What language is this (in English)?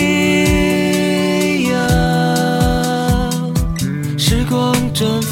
Chinese